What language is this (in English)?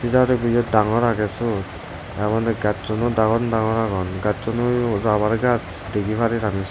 Chakma